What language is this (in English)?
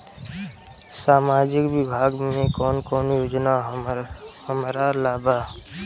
Bhojpuri